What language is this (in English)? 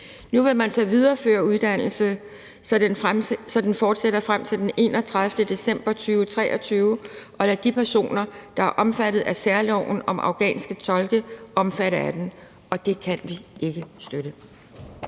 Danish